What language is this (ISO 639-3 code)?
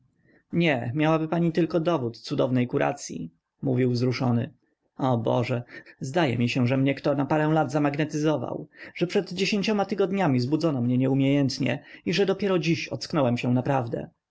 pol